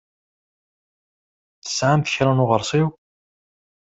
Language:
Kabyle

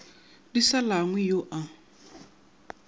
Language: Northern Sotho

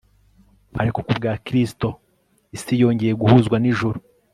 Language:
Kinyarwanda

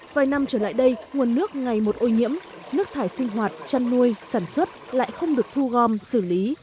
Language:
Vietnamese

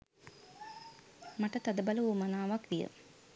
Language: Sinhala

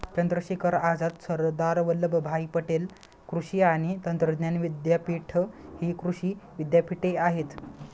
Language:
Marathi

